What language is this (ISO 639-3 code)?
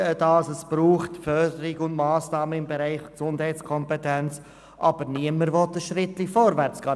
gsw